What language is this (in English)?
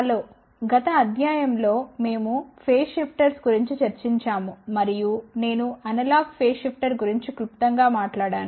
Telugu